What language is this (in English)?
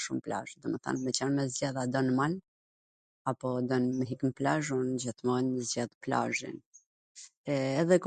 Gheg Albanian